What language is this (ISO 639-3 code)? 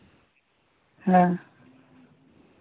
sat